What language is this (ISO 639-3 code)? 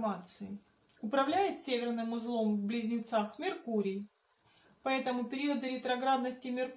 rus